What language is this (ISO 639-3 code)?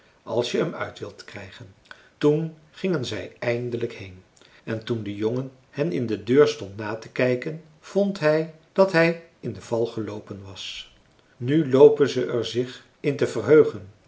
nld